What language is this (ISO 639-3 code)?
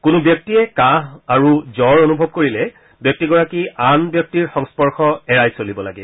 asm